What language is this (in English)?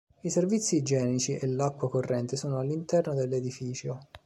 Italian